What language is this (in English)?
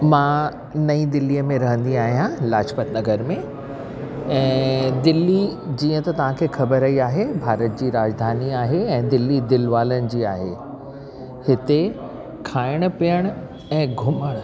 Sindhi